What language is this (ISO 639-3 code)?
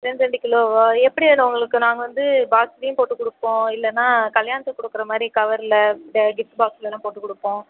tam